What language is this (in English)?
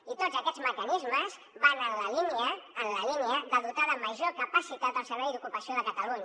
Catalan